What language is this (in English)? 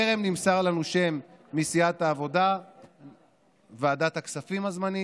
Hebrew